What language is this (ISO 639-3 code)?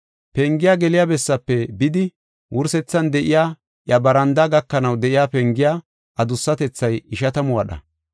gof